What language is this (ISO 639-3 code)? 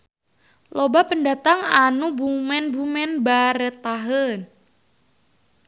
sun